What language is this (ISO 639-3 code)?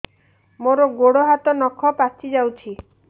ori